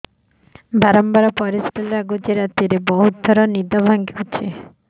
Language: Odia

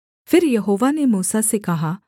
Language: Hindi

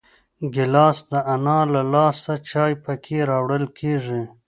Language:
Pashto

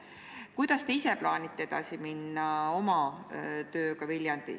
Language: Estonian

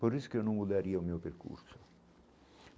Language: Portuguese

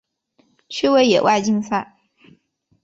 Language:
Chinese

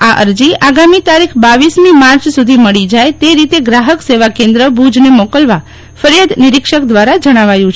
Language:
Gujarati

